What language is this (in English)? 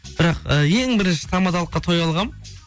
Kazakh